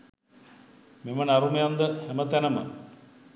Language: Sinhala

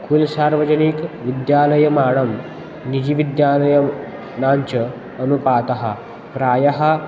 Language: Sanskrit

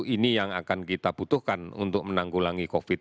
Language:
Indonesian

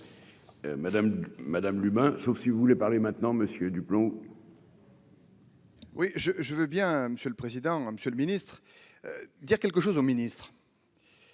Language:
French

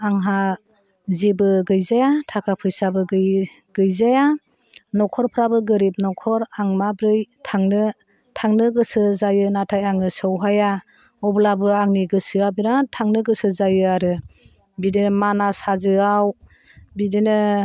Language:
Bodo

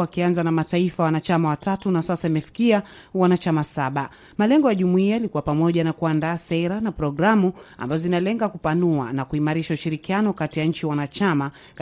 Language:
Swahili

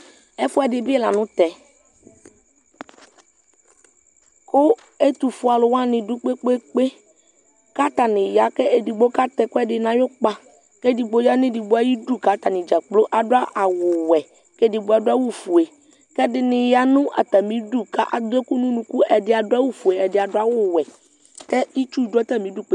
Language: Ikposo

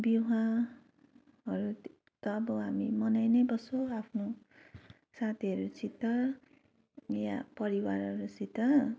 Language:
Nepali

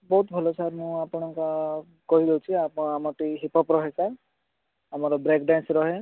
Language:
Odia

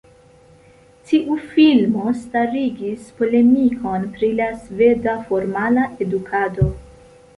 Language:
Esperanto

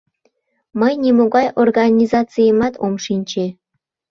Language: Mari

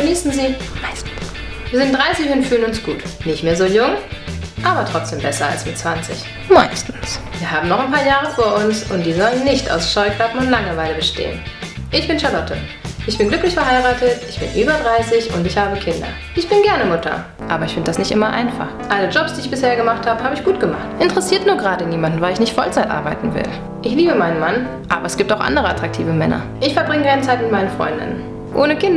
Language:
German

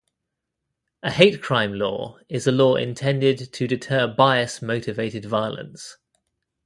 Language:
English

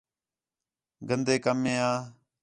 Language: Khetrani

